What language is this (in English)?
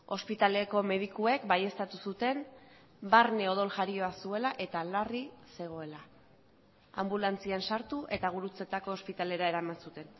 Basque